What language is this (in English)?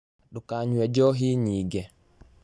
Kikuyu